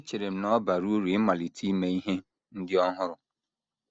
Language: Igbo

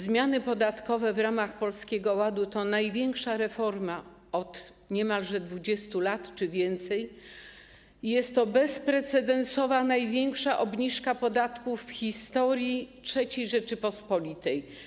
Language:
Polish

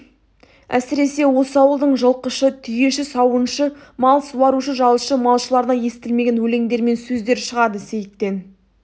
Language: Kazakh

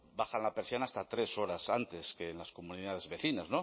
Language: Spanish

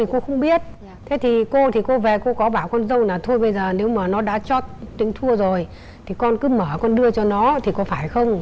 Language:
Vietnamese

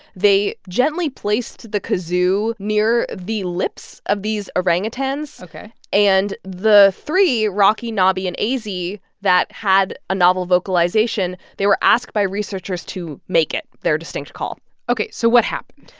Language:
English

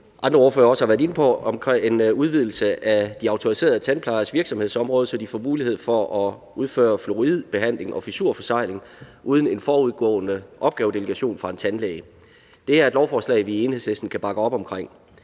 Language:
Danish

